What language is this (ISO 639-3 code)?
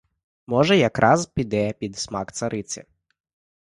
ukr